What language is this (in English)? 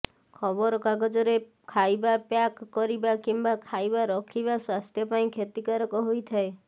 Odia